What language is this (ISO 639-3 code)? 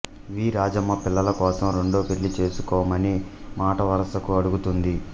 tel